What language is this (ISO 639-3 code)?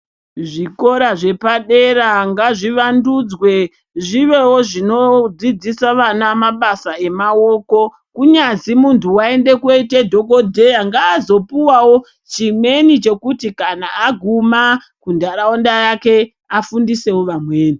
ndc